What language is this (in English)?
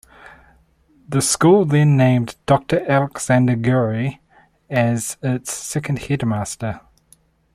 English